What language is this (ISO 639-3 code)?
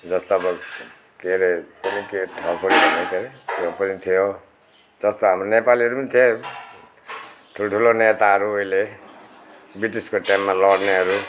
nep